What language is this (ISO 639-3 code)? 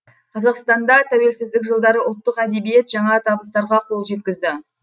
kaz